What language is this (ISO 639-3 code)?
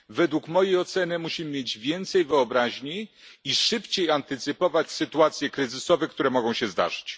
pol